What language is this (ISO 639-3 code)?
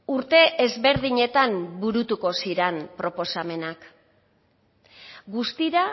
eus